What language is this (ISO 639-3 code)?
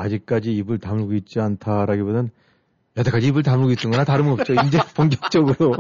kor